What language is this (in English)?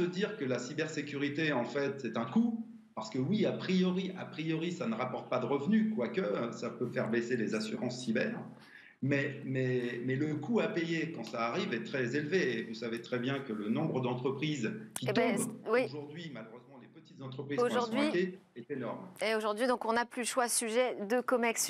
French